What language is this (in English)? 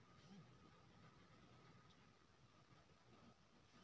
Maithili